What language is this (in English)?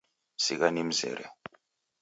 Taita